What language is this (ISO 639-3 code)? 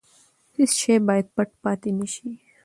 pus